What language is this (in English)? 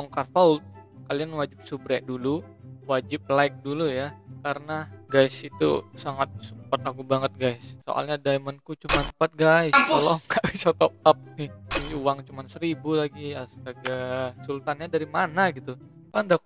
Indonesian